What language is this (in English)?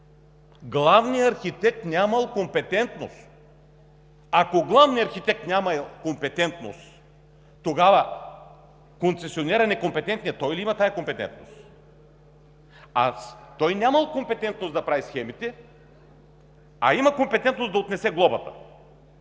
Bulgarian